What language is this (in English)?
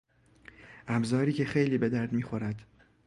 Persian